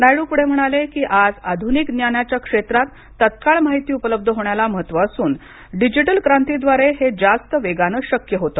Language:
Marathi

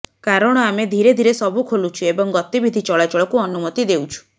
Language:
Odia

